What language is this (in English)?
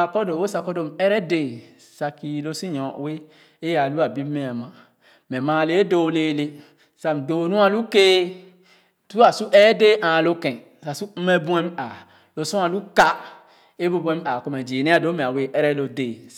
Khana